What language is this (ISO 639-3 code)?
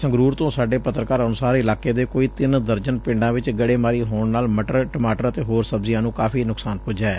pan